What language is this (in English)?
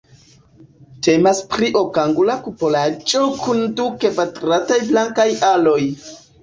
Esperanto